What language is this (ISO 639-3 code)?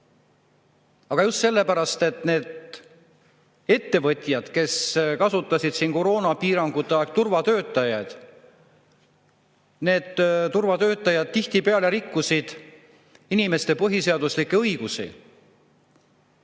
est